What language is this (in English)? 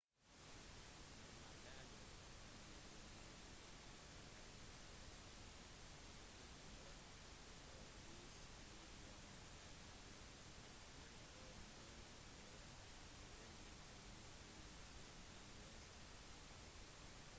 Norwegian Bokmål